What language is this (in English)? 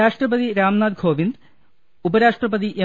Malayalam